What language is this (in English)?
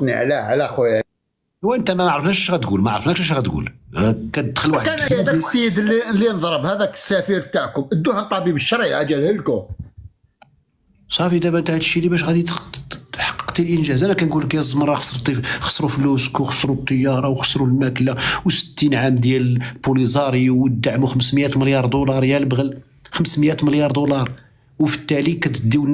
Arabic